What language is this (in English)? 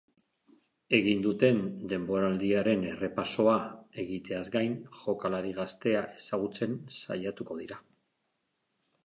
Basque